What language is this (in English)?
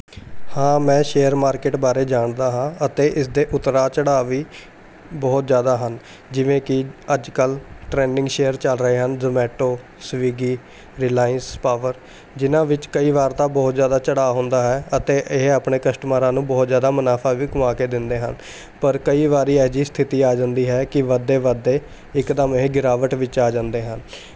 Punjabi